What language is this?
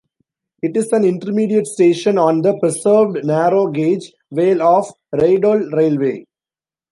English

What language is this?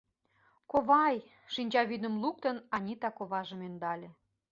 Mari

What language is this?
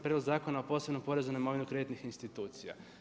Croatian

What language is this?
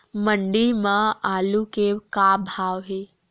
Chhattisgarhi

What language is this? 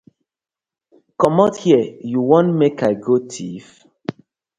Nigerian Pidgin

